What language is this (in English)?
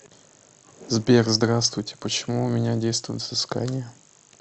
Russian